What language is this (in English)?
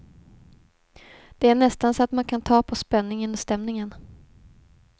Swedish